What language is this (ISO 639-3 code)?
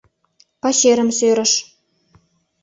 chm